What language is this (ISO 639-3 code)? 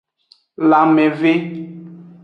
ajg